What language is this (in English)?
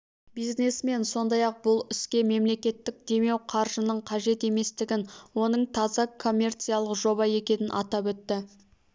Kazakh